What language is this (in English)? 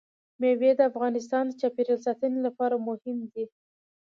Pashto